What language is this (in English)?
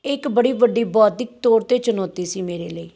Punjabi